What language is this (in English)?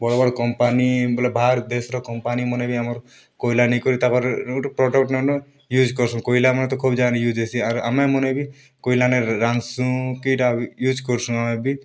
Odia